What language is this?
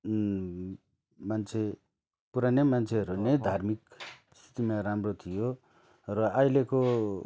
Nepali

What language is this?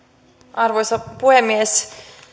Finnish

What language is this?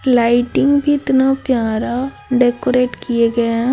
Hindi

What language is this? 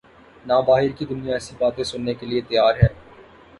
Urdu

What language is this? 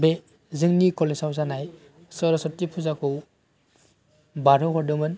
Bodo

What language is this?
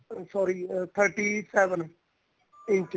Punjabi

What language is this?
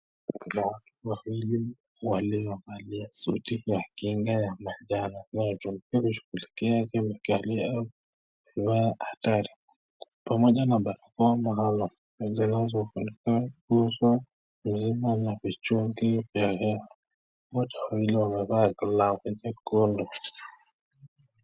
Swahili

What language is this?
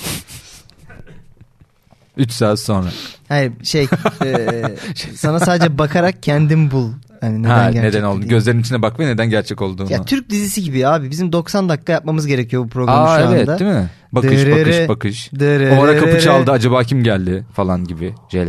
Turkish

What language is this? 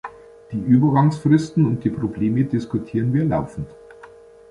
German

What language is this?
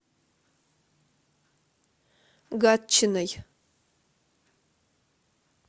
Russian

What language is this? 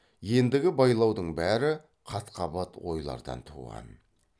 Kazakh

